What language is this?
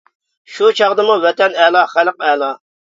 Uyghur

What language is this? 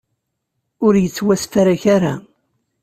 Kabyle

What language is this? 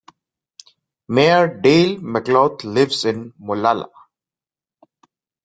English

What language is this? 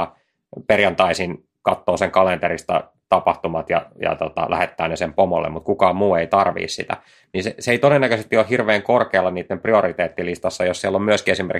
Finnish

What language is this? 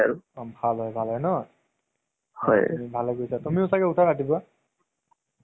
Assamese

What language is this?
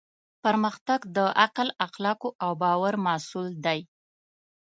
Pashto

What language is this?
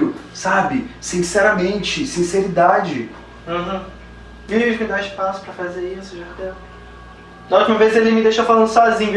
Portuguese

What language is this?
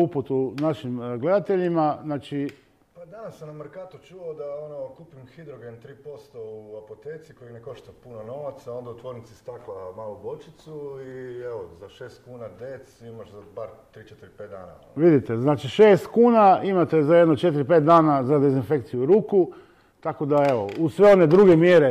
Croatian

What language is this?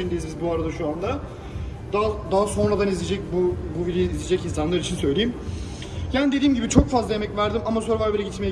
Turkish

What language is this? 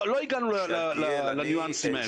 Hebrew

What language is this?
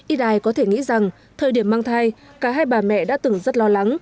Vietnamese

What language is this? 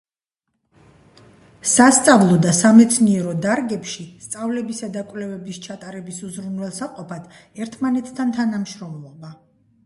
Georgian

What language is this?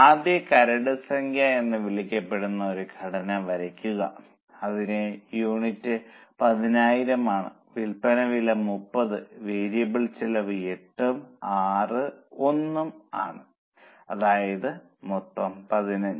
Malayalam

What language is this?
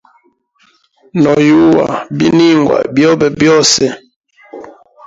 Hemba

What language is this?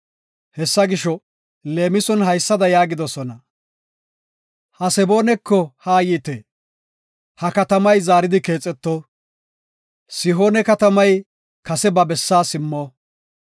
Gofa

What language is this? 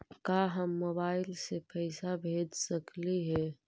Magahi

